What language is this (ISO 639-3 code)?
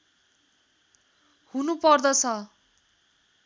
nep